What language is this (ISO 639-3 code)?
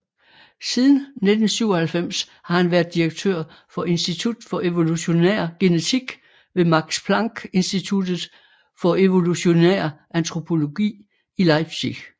dan